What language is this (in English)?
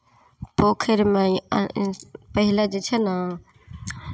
Maithili